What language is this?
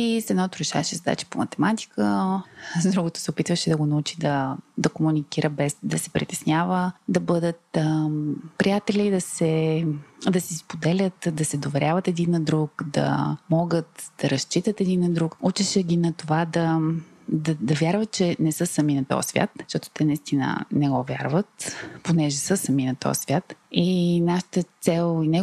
Bulgarian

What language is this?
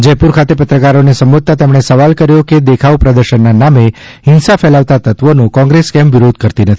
Gujarati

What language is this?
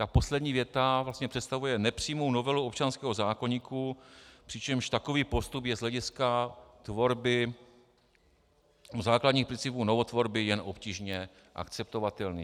Czech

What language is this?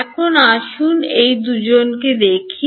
Bangla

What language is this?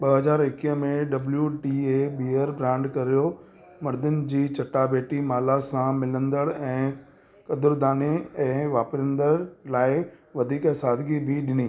Sindhi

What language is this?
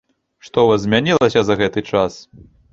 Belarusian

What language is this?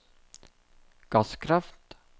Norwegian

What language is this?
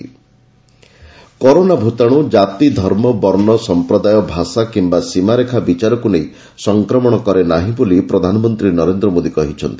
Odia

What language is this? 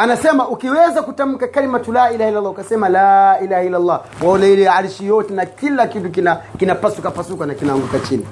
Swahili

